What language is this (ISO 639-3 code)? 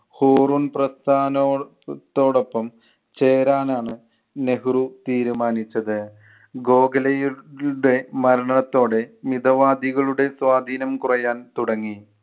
mal